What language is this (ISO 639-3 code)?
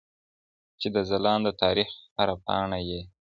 pus